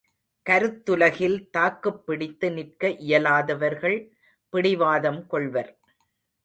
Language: Tamil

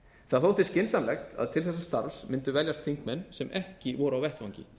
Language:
Icelandic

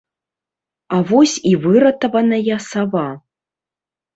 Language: Belarusian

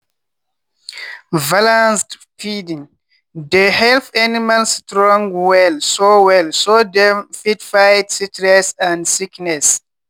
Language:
Nigerian Pidgin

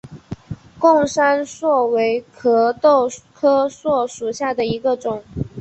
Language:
Chinese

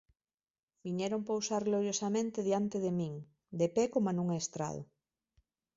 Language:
Galician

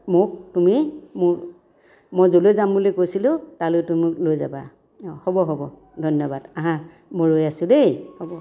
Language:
Assamese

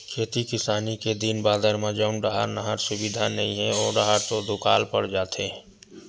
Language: Chhattisgarhi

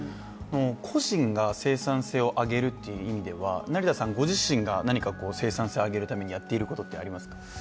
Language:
Japanese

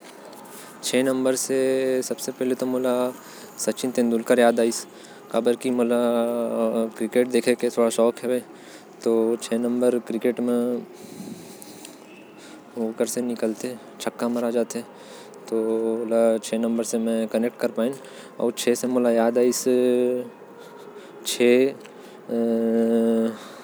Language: Korwa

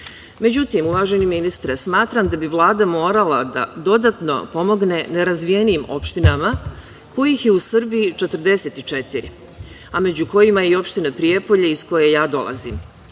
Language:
Serbian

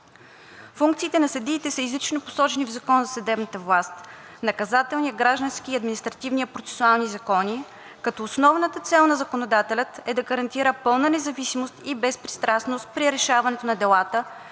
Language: Bulgarian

